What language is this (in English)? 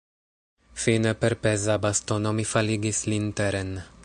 Esperanto